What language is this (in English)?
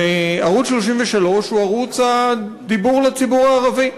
Hebrew